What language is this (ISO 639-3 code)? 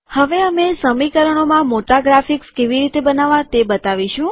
guj